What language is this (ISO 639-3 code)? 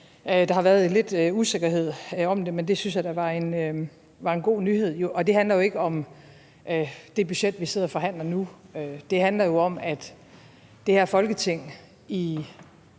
dan